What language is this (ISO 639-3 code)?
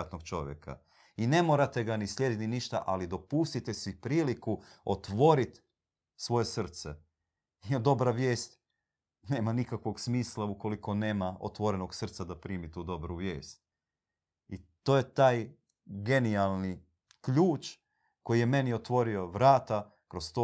hrv